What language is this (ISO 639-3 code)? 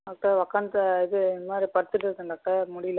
tam